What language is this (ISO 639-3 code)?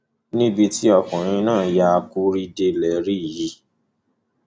yor